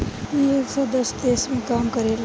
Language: Bhojpuri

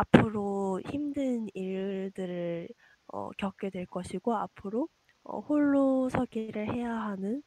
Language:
Korean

